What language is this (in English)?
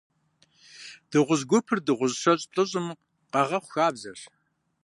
Kabardian